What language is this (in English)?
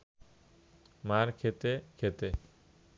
Bangla